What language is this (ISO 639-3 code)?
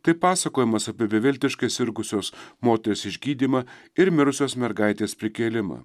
lit